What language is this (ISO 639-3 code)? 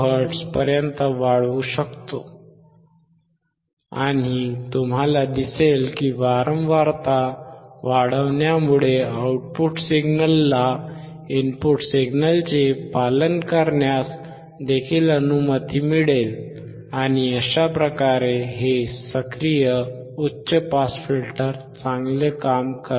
mar